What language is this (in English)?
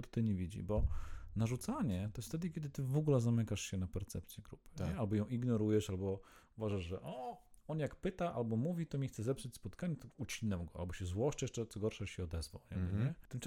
Polish